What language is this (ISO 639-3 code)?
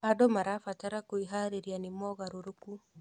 kik